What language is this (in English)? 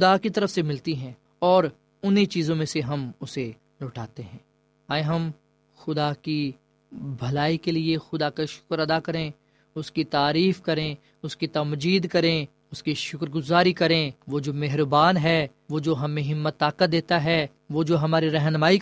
Urdu